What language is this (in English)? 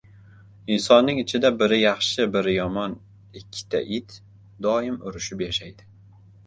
Uzbek